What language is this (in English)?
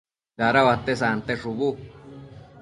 Matsés